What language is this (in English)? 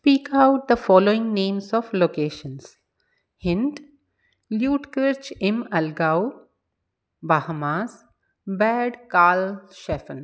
Sindhi